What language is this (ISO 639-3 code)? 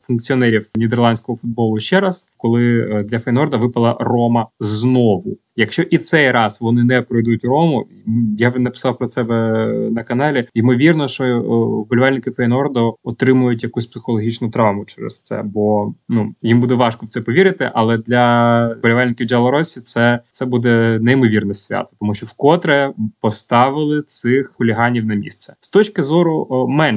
ukr